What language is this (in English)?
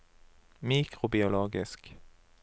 Norwegian